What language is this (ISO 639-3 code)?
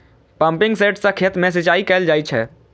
mai